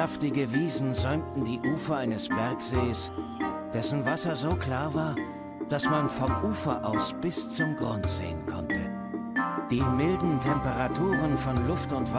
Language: German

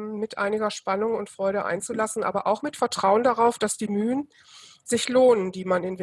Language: German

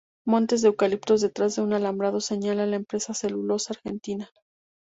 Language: Spanish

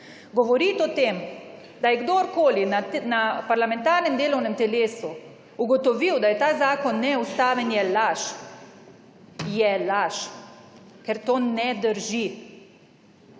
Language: Slovenian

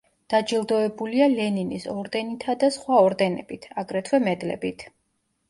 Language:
Georgian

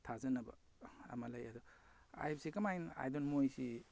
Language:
Manipuri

